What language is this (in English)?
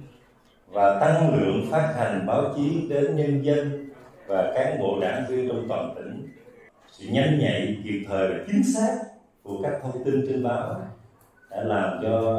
Vietnamese